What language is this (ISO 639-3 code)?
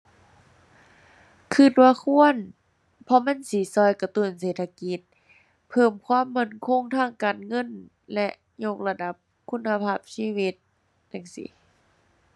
tha